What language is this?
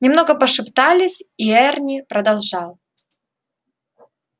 Russian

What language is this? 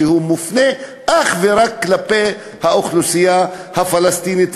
Hebrew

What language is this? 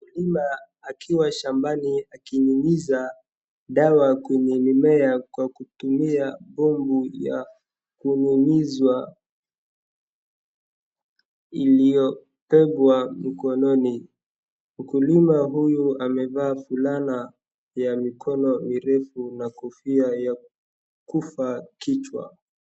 Swahili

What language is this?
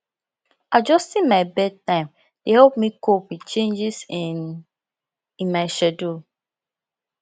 Nigerian Pidgin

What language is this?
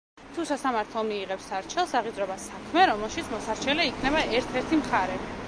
Georgian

